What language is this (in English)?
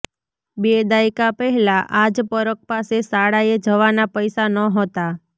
Gujarati